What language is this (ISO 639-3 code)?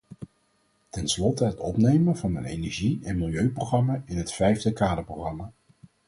nld